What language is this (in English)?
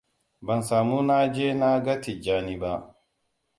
Hausa